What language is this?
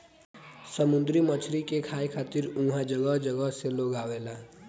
Bhojpuri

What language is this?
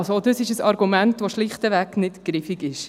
Swiss German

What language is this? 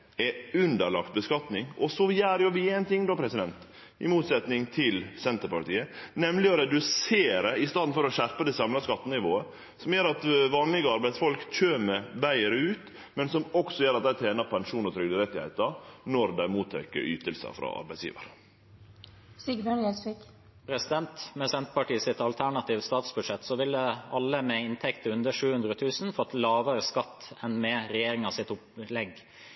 Norwegian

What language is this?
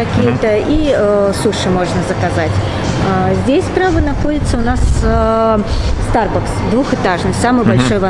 Russian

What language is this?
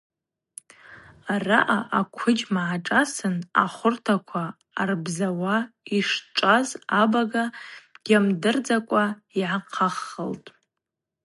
Abaza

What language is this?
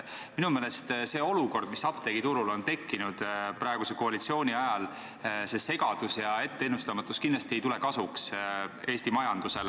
Estonian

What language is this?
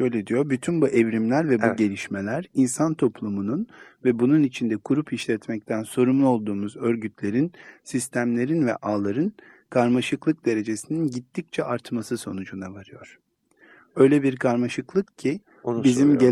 Turkish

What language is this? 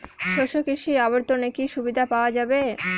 Bangla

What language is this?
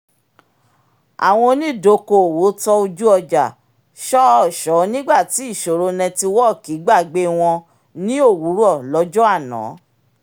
Yoruba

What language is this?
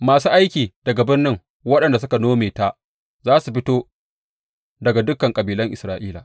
Hausa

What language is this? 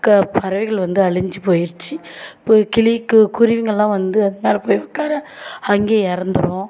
Tamil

